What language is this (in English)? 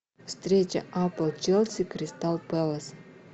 Russian